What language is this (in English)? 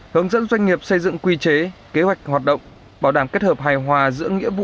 Vietnamese